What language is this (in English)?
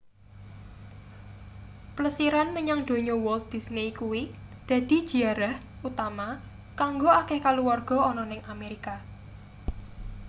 Javanese